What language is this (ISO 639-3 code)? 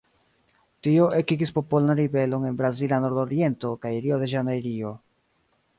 epo